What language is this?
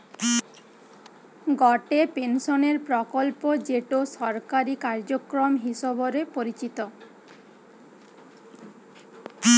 Bangla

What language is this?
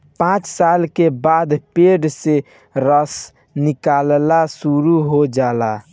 Bhojpuri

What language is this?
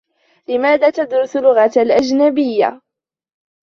Arabic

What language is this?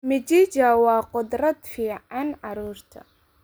Somali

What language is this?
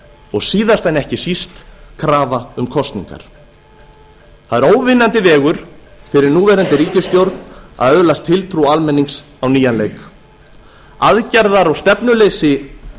Icelandic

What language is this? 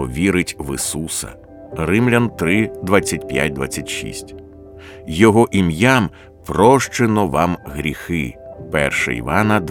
Ukrainian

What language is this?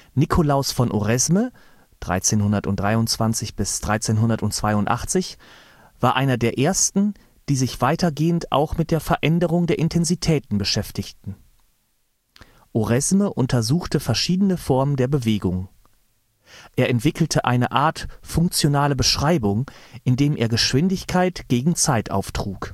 German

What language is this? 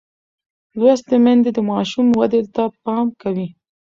Pashto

